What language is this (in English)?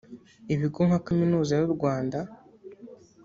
Kinyarwanda